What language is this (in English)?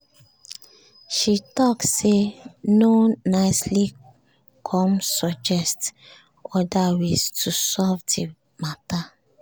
Nigerian Pidgin